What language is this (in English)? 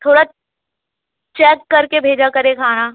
Urdu